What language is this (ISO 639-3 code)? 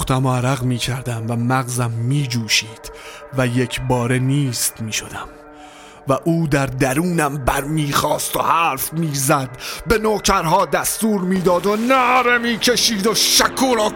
fas